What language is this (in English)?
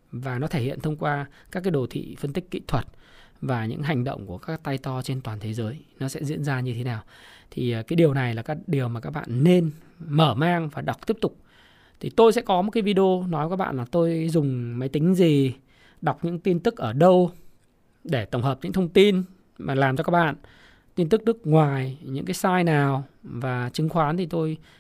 Vietnamese